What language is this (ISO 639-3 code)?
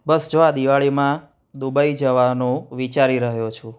guj